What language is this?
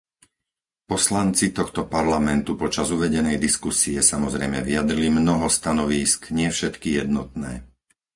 Slovak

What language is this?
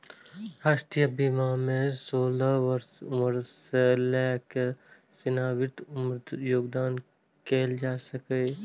Maithili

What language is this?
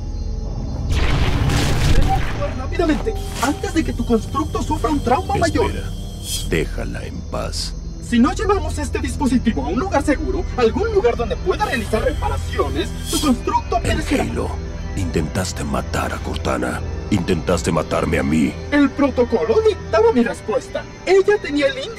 Spanish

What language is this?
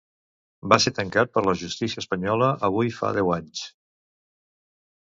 Catalan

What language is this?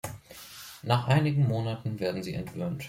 German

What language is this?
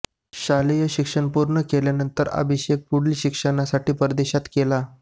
Marathi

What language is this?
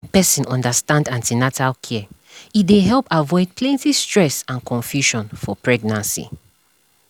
Nigerian Pidgin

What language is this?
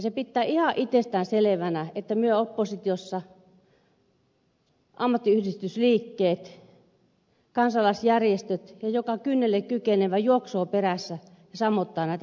Finnish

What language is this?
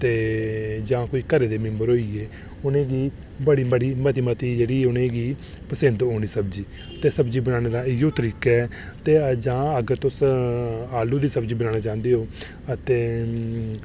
Dogri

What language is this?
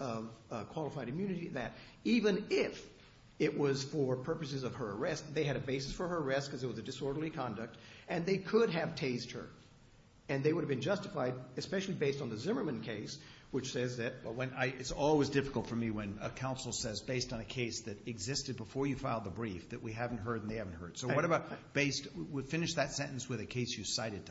English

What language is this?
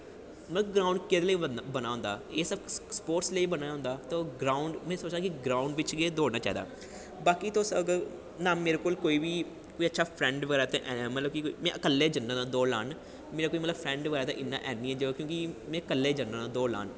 Dogri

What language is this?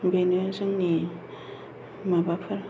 Bodo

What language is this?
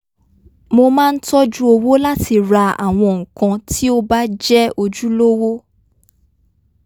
Yoruba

